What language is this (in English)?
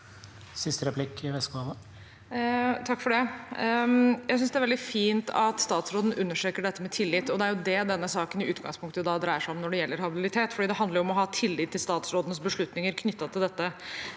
Norwegian